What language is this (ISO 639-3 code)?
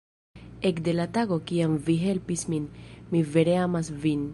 epo